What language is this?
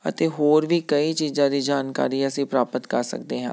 Punjabi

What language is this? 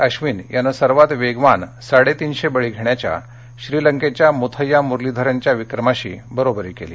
Marathi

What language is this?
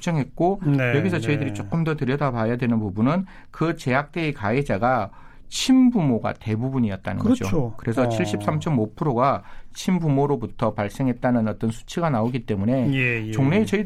Korean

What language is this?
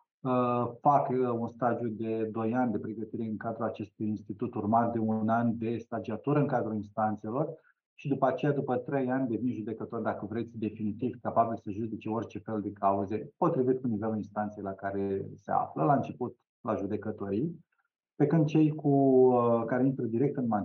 Romanian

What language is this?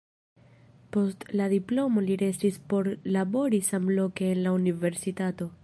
Esperanto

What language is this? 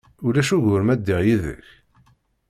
Kabyle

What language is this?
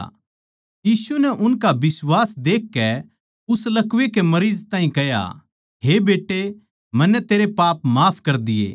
Haryanvi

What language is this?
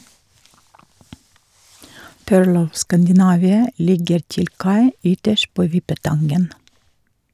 Norwegian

